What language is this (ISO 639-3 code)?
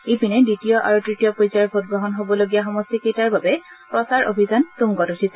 asm